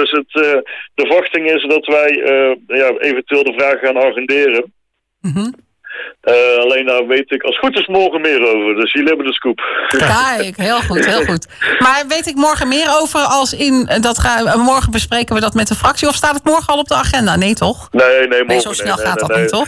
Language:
Dutch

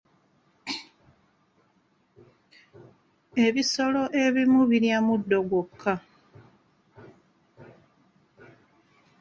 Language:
Ganda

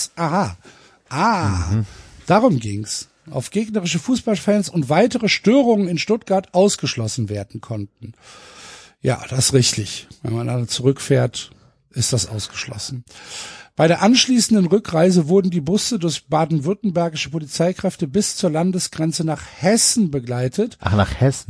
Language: German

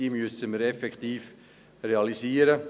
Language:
Swiss German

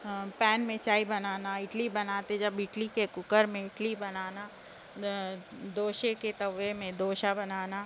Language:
Urdu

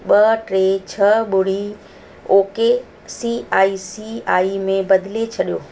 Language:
Sindhi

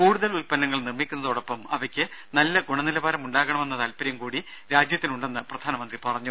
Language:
Malayalam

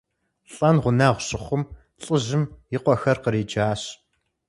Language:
Kabardian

